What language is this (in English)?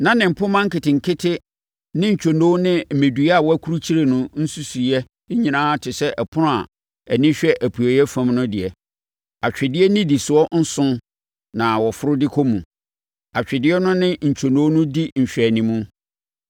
Akan